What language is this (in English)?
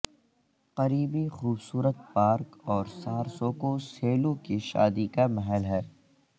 Urdu